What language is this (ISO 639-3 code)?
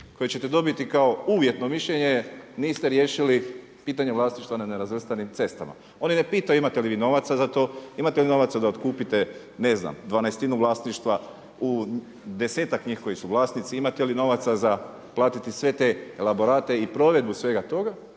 hrv